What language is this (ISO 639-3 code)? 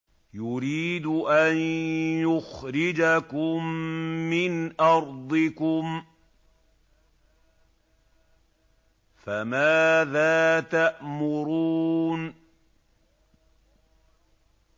ara